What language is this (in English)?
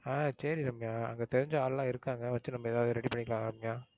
Tamil